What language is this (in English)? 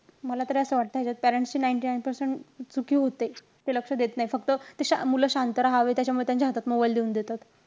Marathi